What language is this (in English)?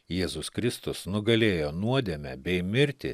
Lithuanian